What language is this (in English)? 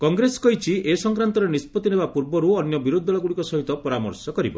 Odia